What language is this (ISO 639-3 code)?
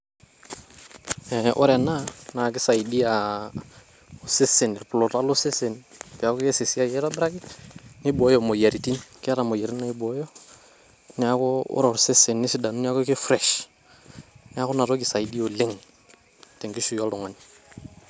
mas